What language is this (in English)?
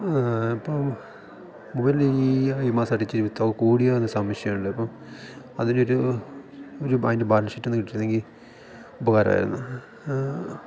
Malayalam